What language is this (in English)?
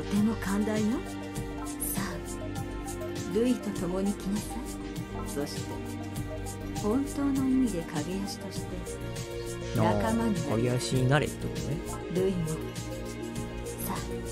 Japanese